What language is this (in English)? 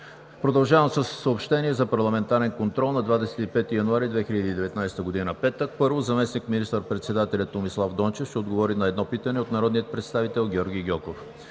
Bulgarian